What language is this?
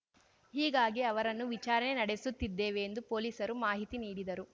Kannada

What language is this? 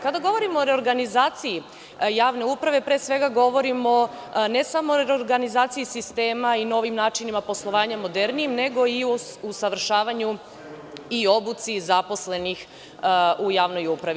Serbian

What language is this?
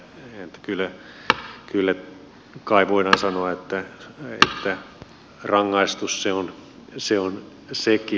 Finnish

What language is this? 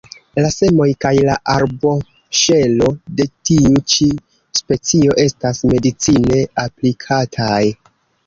Esperanto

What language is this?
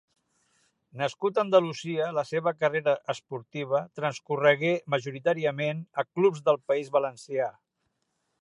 Catalan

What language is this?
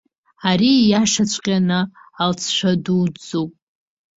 Abkhazian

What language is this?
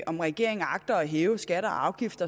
Danish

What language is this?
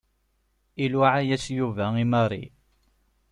Kabyle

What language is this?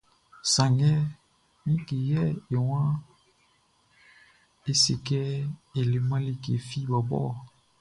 Baoulé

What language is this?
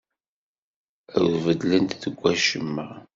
Kabyle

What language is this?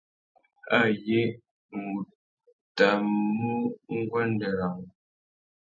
Tuki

